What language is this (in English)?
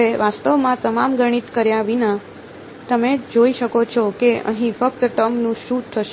Gujarati